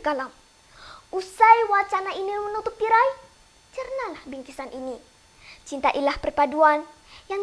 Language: Malay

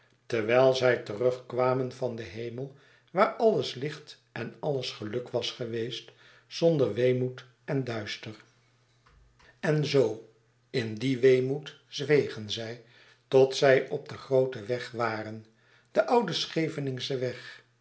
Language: Dutch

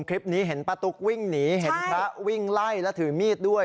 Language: Thai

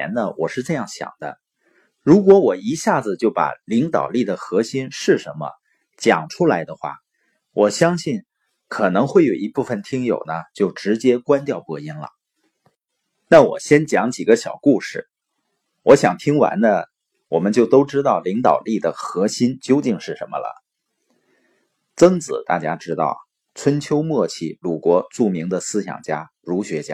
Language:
Chinese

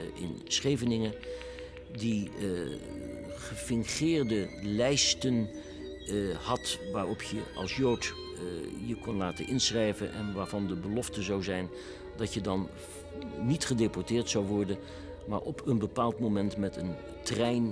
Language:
Dutch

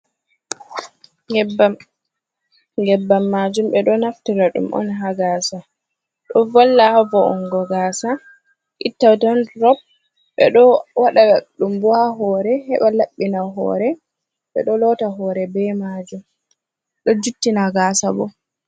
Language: Fula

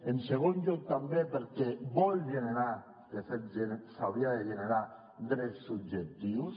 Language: Catalan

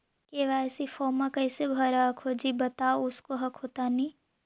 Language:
Magahi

